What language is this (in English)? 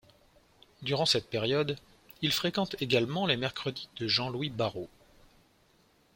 French